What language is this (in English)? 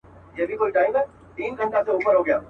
Pashto